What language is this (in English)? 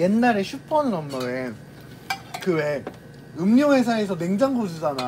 Korean